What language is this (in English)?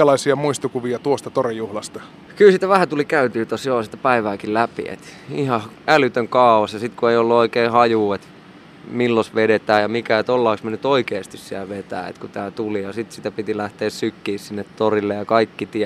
Finnish